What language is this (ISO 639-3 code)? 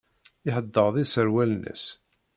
kab